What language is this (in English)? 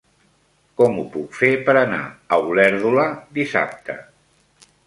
Catalan